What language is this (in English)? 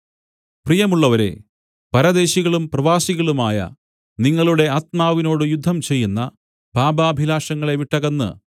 Malayalam